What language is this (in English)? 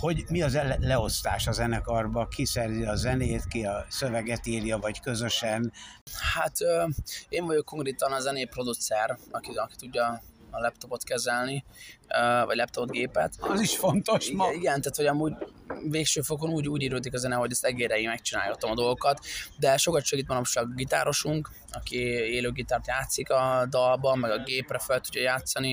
Hungarian